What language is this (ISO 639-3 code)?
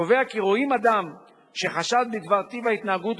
heb